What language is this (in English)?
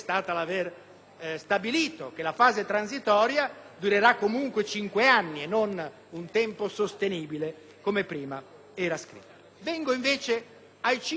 Italian